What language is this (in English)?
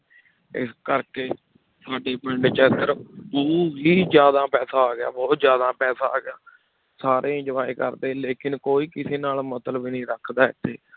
Punjabi